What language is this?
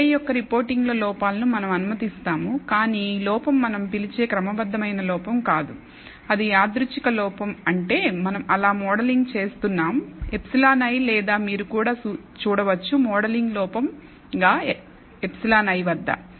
Telugu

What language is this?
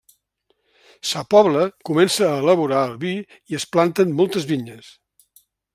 Catalan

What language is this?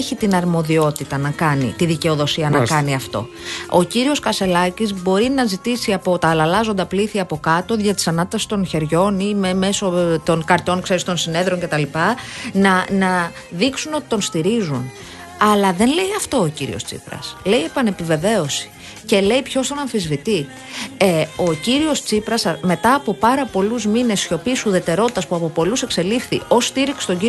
Greek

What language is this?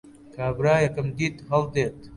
Central Kurdish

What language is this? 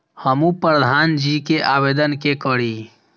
Maithili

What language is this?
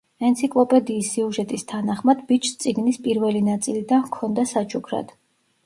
Georgian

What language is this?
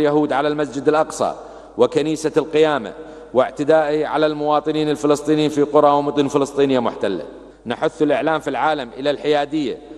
Arabic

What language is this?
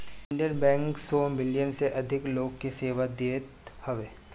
Bhojpuri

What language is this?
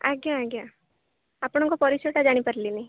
Odia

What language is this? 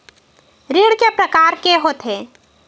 Chhattisgarhi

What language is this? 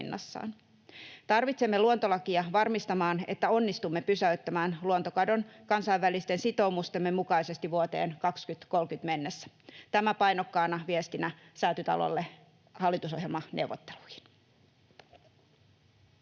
Finnish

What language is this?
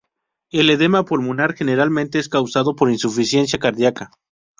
Spanish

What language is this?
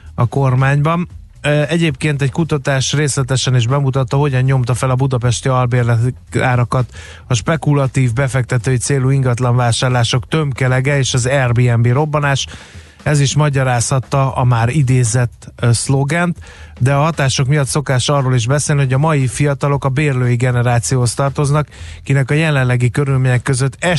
Hungarian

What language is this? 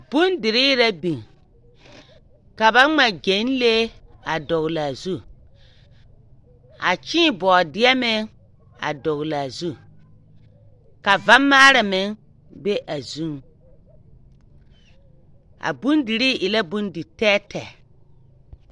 Southern Dagaare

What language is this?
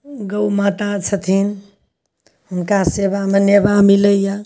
Maithili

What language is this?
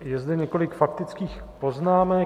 Czech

